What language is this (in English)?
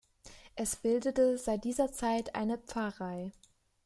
German